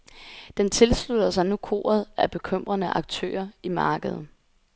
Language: Danish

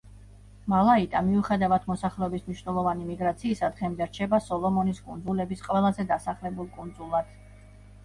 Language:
Georgian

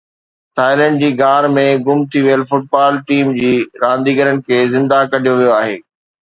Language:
Sindhi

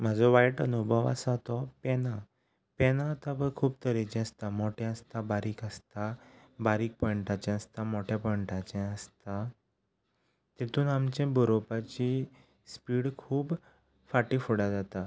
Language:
Konkani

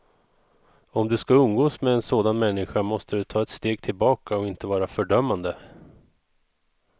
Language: Swedish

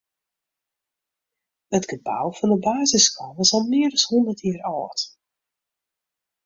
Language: Western Frisian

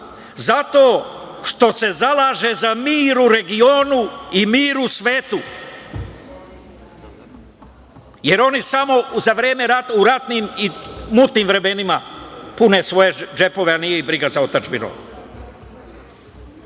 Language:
Serbian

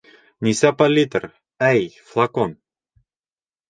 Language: Bashkir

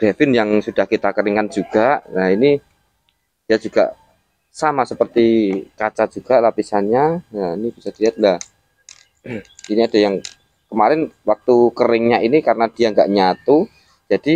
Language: Indonesian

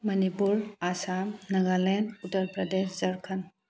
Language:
Manipuri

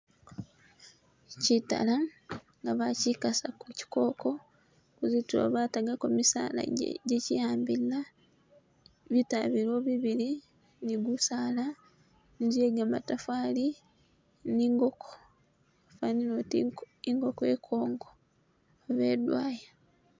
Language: Masaaba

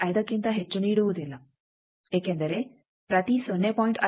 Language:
Kannada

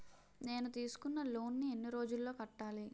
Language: Telugu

